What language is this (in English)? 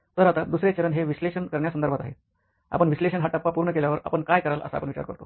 Marathi